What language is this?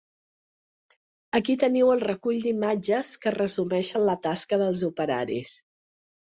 Catalan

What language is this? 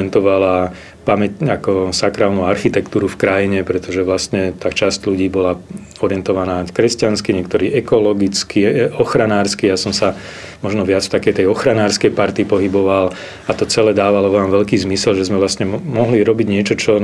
Slovak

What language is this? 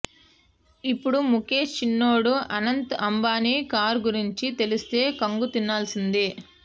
Telugu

